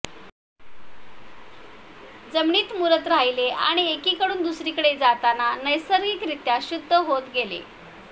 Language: Marathi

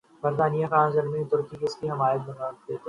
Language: Urdu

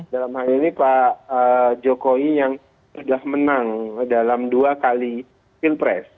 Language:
Indonesian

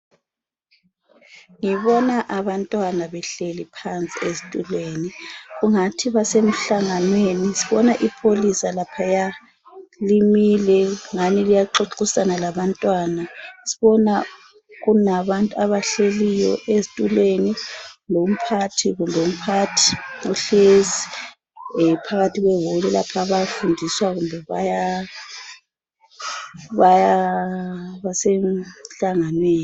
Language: North Ndebele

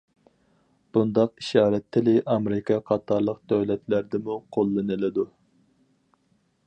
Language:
Uyghur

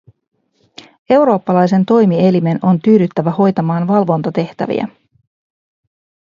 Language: Finnish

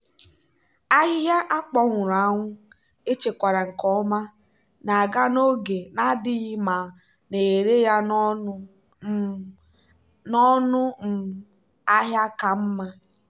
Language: Igbo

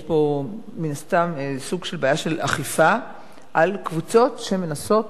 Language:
Hebrew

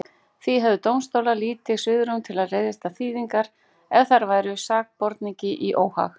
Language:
Icelandic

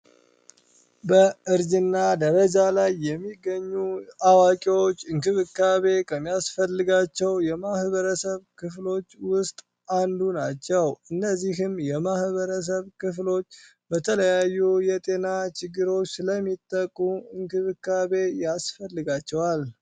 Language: Amharic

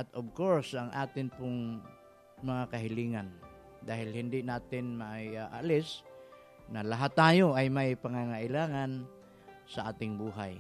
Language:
Filipino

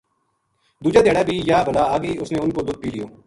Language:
Gujari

